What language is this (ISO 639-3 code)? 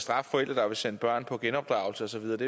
dan